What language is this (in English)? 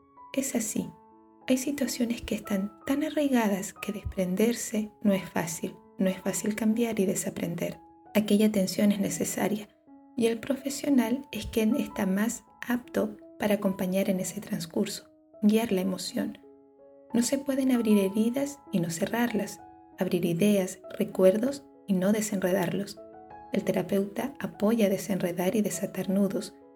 Spanish